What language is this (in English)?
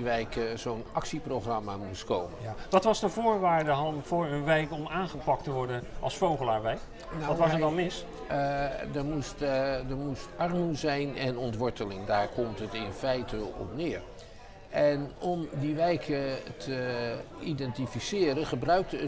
Dutch